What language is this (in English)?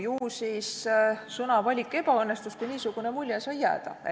Estonian